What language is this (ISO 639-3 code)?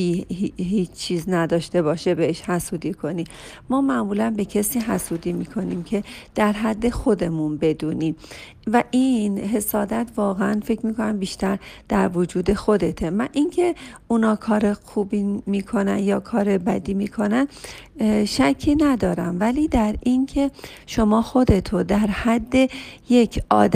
fas